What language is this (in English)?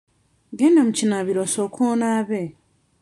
Ganda